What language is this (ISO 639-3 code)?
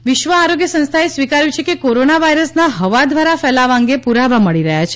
guj